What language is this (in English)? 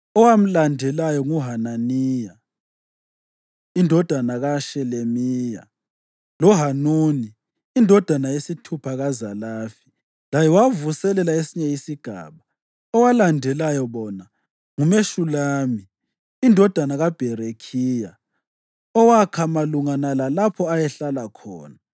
North Ndebele